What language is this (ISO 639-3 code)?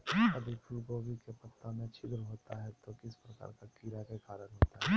mag